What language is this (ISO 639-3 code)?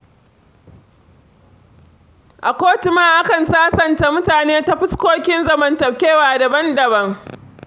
hau